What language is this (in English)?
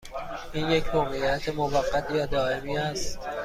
Persian